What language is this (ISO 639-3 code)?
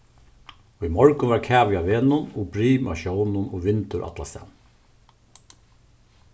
fao